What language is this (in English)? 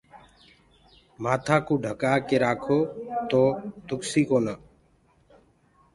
Gurgula